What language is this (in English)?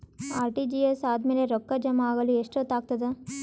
Kannada